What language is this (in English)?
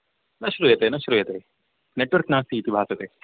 Sanskrit